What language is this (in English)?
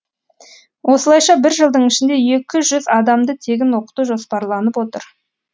Kazakh